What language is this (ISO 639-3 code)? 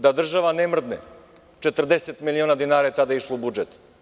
srp